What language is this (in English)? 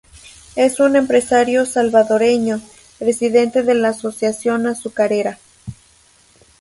Spanish